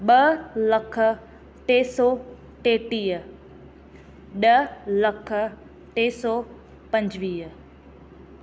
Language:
Sindhi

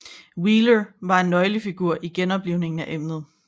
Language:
Danish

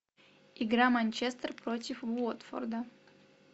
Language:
Russian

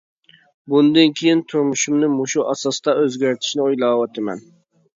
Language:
Uyghur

